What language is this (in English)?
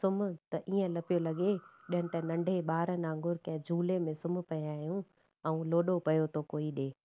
Sindhi